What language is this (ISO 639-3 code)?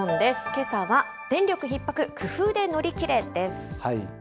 jpn